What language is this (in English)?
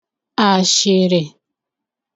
Igbo